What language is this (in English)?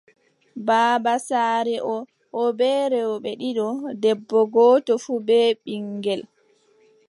Adamawa Fulfulde